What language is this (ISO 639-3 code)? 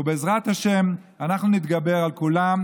heb